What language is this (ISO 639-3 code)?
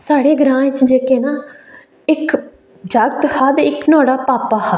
doi